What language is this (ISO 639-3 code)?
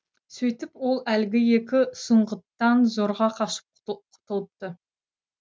kaz